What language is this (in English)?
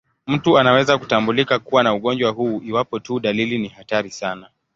Swahili